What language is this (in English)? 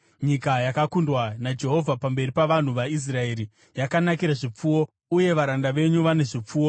Shona